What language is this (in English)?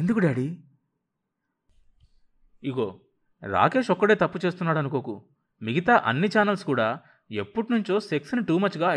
Telugu